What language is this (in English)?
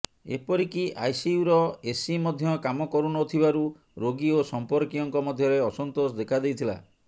Odia